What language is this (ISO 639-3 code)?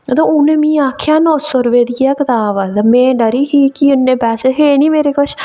doi